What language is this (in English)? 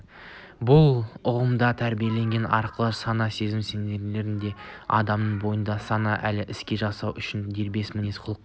Kazakh